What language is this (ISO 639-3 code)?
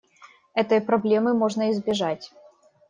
rus